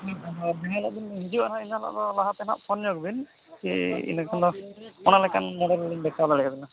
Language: Santali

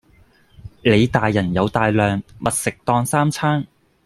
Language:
Cantonese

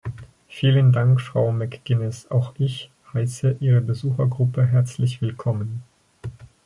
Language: German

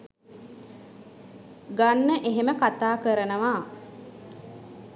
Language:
Sinhala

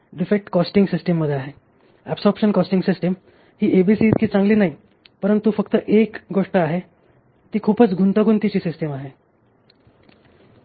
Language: Marathi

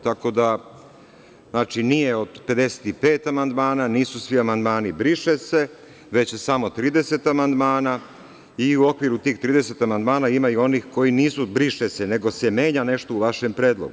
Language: Serbian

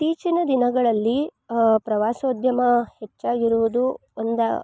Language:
Kannada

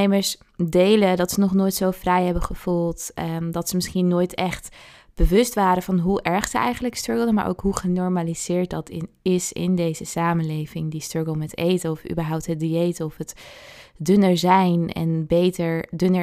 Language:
Dutch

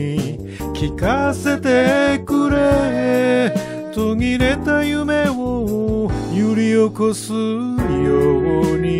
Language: Japanese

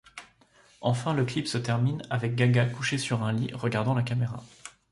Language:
French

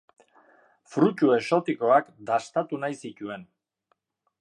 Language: Basque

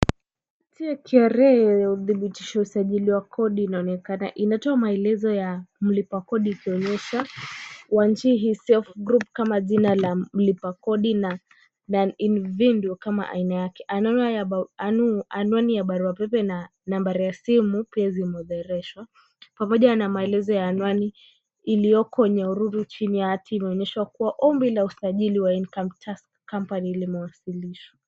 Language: Swahili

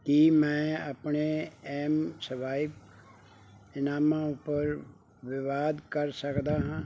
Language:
Punjabi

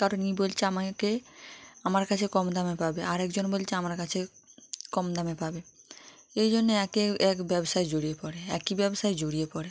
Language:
Bangla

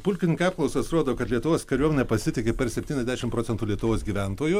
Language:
Lithuanian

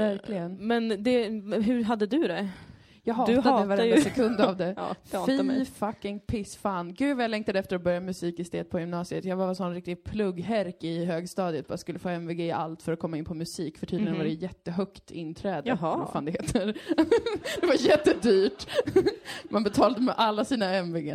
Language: Swedish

